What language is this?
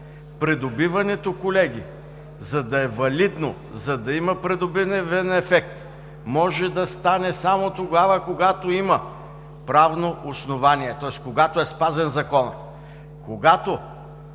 Bulgarian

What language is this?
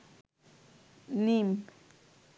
Bangla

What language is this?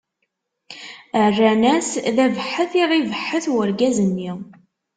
Kabyle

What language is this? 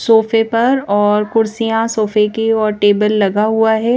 Hindi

